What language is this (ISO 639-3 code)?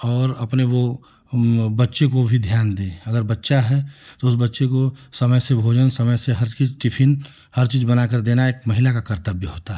hin